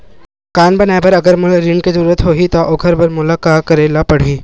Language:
Chhattisgarhi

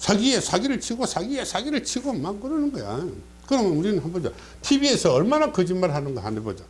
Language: Korean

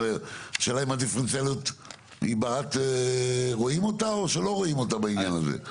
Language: Hebrew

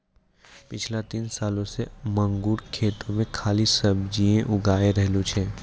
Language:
Maithili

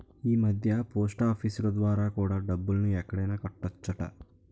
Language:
Telugu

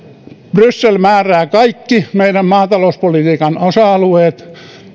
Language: Finnish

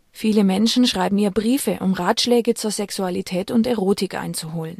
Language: German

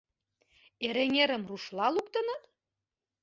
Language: Mari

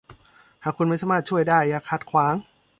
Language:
Thai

